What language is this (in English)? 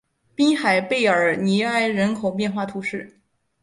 Chinese